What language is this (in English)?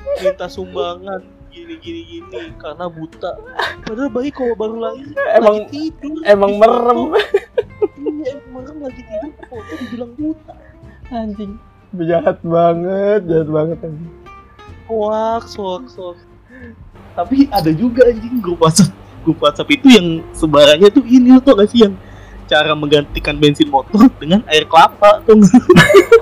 Indonesian